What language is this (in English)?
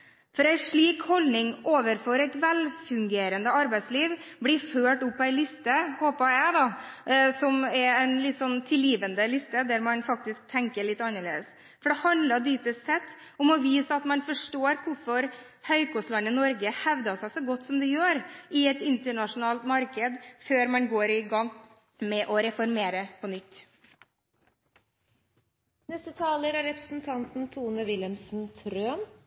Norwegian Bokmål